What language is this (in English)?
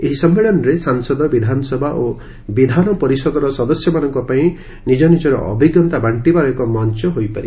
Odia